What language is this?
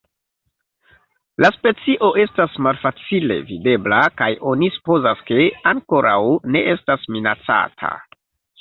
Esperanto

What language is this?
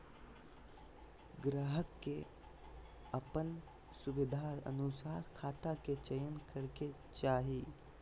Magahi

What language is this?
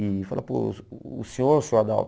Portuguese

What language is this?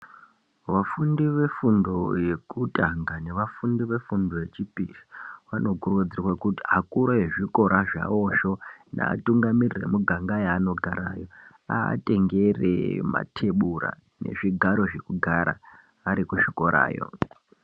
Ndau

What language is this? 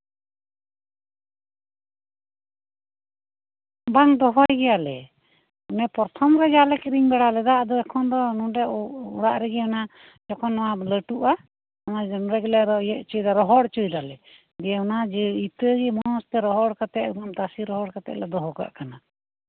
Santali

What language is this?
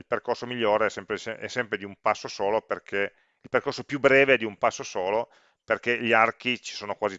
Italian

